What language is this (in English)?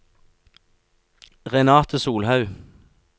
Norwegian